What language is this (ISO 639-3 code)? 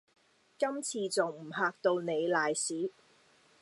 yue